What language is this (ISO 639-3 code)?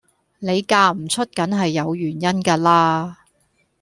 yue